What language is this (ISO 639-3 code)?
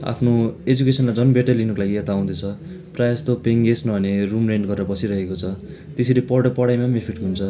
nep